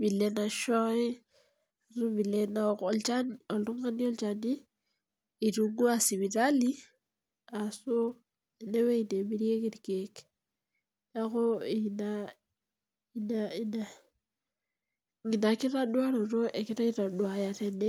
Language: Masai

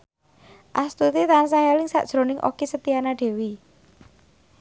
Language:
Javanese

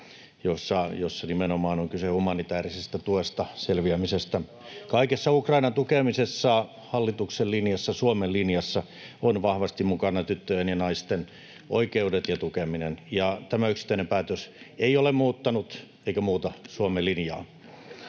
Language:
Finnish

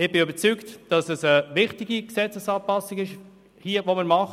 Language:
Swiss German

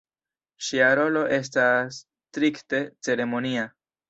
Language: Esperanto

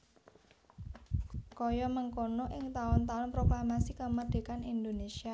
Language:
Javanese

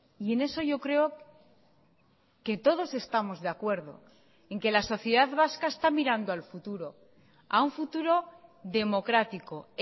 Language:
Spanish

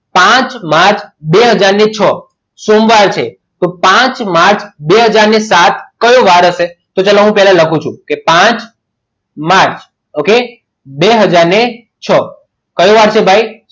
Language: Gujarati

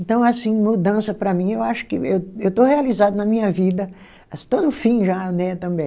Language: Portuguese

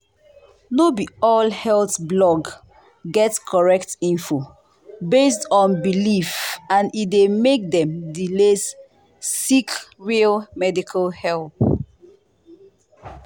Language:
Nigerian Pidgin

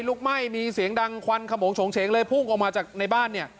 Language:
Thai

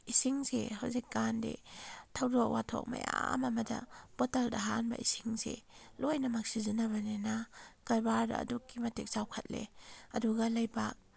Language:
Manipuri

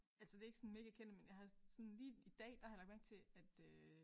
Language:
Danish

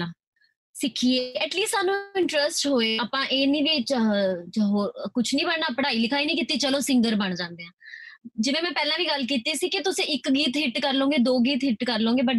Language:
Punjabi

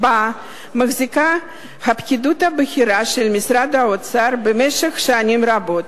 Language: Hebrew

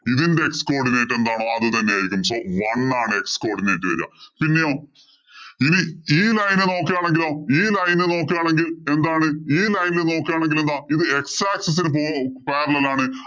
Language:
Malayalam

